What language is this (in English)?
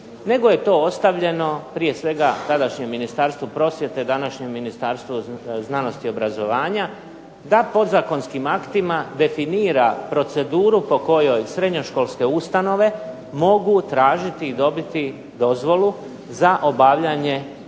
Croatian